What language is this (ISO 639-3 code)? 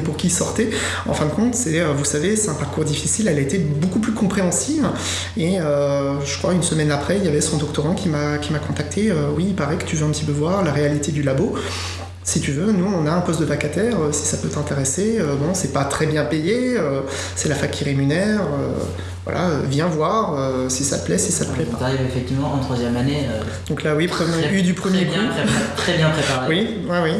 fra